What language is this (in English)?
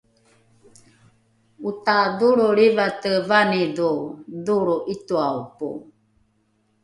Rukai